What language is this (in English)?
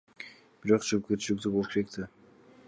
Kyrgyz